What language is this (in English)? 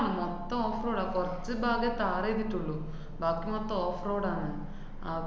Malayalam